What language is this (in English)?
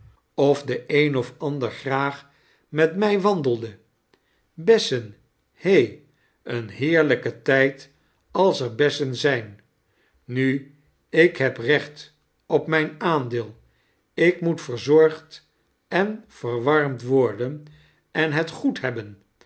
Dutch